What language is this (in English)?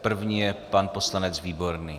Czech